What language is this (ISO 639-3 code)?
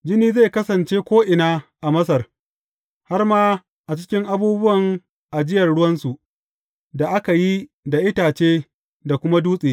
hau